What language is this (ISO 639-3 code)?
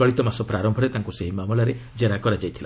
ori